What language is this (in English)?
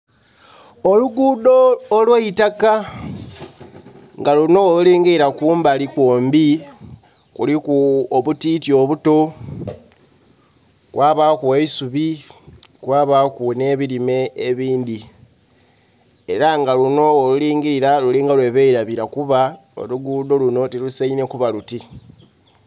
Soga